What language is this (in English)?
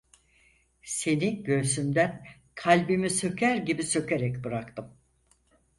Turkish